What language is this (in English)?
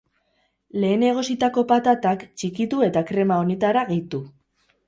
Basque